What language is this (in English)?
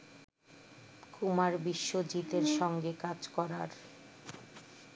Bangla